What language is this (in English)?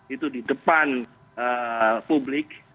Indonesian